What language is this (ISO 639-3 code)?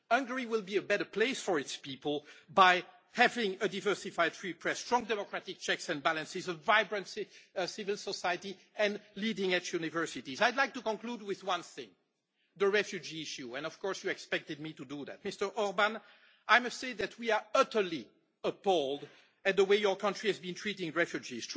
eng